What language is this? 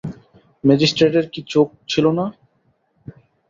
Bangla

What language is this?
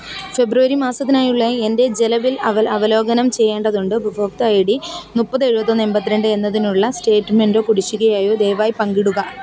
Malayalam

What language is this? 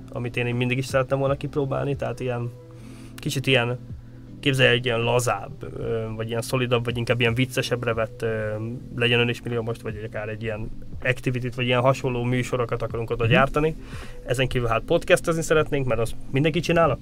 Hungarian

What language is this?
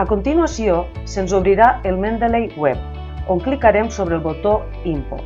Catalan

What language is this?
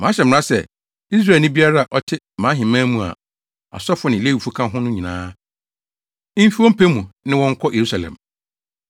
Akan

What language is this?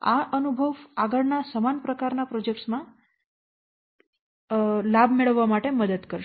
Gujarati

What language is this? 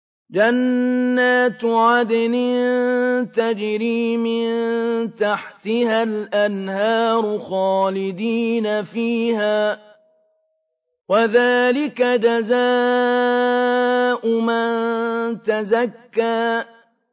Arabic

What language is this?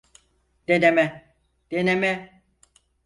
Turkish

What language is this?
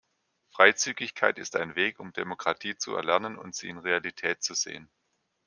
German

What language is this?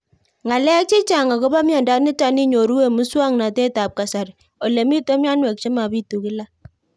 Kalenjin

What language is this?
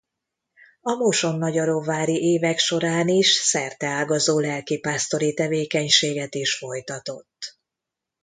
Hungarian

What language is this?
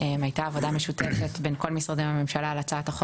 Hebrew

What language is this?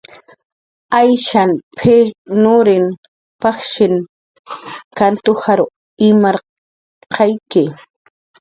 Jaqaru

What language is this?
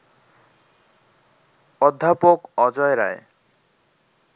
Bangla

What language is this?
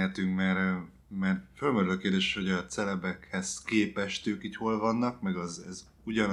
Hungarian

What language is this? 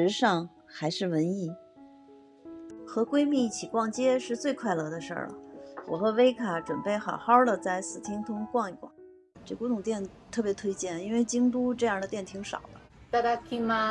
Chinese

